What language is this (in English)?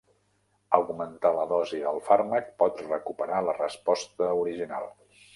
Catalan